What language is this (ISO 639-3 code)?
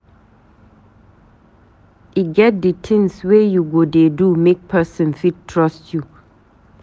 pcm